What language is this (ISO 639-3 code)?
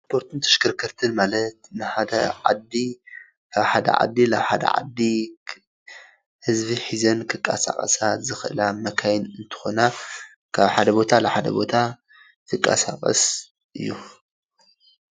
tir